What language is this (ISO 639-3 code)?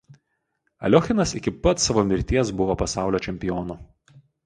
lit